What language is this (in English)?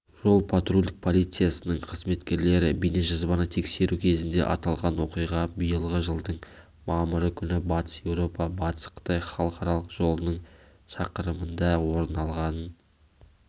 Kazakh